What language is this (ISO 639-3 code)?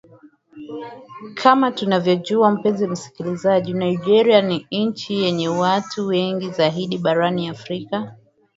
swa